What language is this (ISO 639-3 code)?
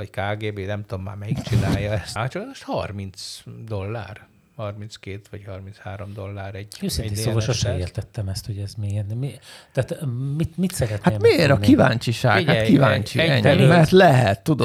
hun